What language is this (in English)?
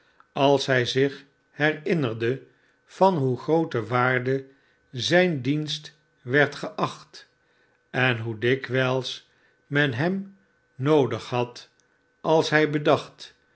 Dutch